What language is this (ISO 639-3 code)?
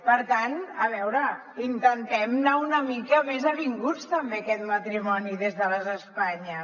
cat